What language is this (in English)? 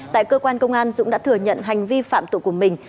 Vietnamese